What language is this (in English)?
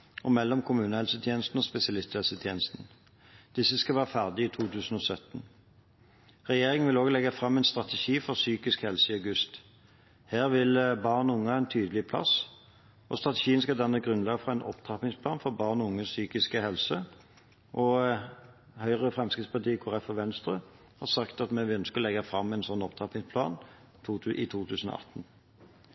Norwegian Bokmål